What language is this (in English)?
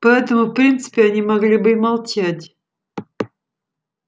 Russian